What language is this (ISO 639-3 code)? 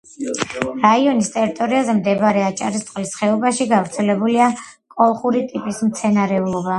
kat